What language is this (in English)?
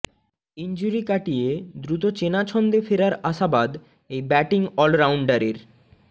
Bangla